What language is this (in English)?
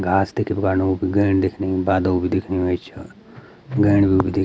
Garhwali